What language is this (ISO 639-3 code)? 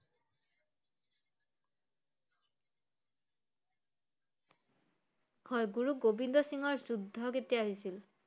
asm